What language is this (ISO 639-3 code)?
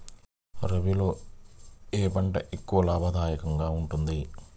tel